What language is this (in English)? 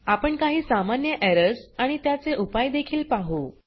Marathi